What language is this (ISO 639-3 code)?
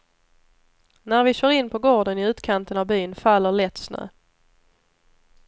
swe